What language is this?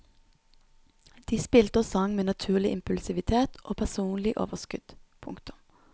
Norwegian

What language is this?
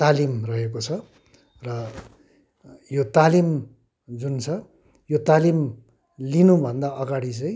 Nepali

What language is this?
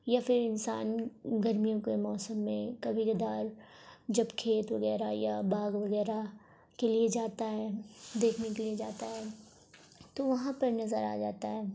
Urdu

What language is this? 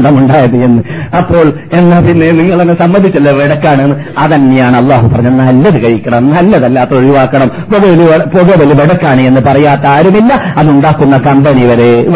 Malayalam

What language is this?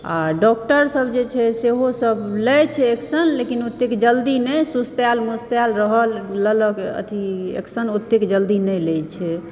Maithili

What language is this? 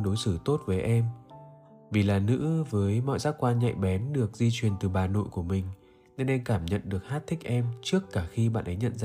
Vietnamese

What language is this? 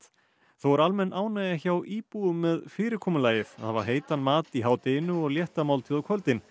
Icelandic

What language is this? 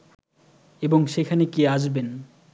Bangla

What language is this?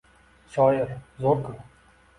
Uzbek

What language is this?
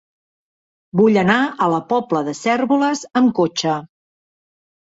Catalan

